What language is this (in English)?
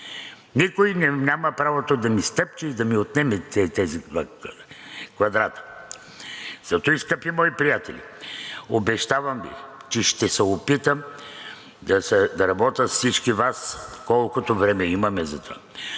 Bulgarian